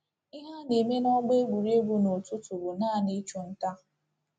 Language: Igbo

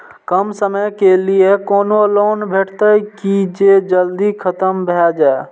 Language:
Maithili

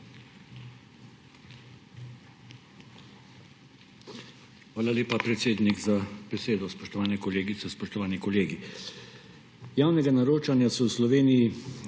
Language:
Slovenian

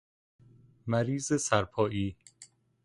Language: Persian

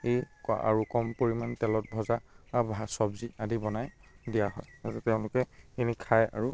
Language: Assamese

